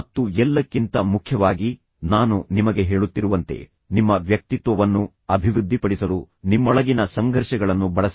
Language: Kannada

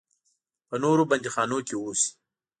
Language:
Pashto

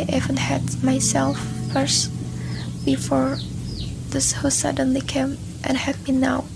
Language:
Indonesian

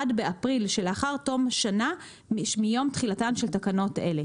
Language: Hebrew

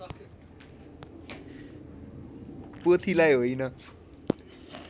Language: Nepali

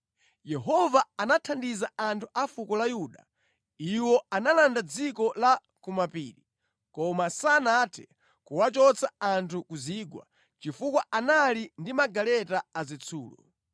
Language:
Nyanja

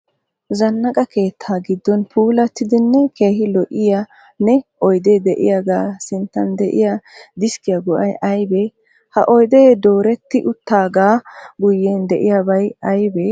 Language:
Wolaytta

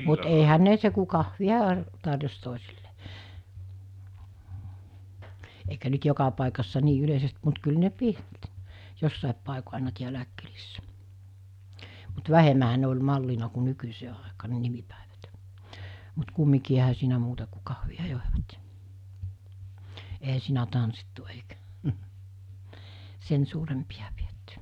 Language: Finnish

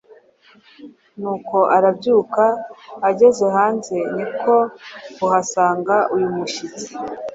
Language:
Kinyarwanda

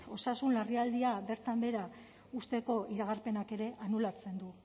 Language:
Basque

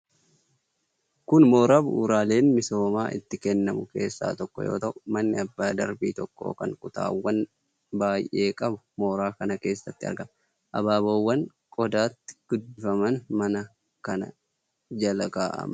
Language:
Oromo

